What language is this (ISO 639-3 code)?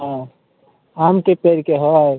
mai